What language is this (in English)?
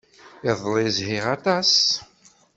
Kabyle